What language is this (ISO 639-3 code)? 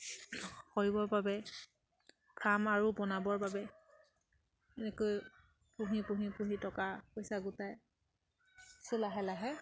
asm